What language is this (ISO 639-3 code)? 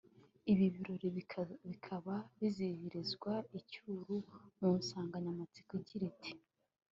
kin